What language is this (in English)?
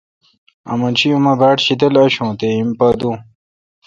Kalkoti